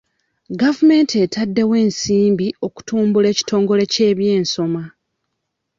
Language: Ganda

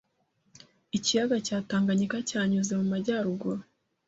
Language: Kinyarwanda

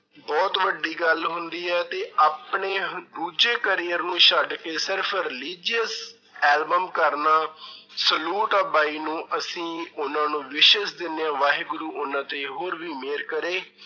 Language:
Punjabi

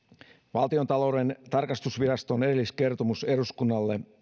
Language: Finnish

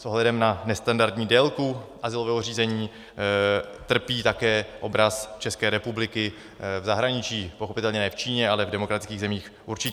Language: Czech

